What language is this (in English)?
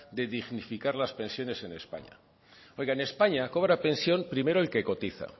Spanish